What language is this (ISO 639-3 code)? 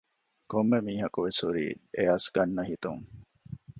div